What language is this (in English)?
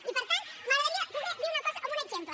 Catalan